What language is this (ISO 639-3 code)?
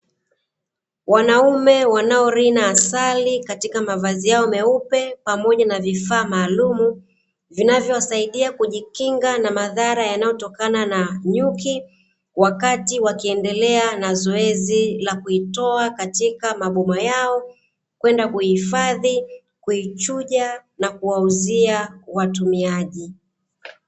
swa